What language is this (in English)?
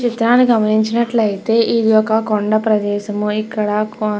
Telugu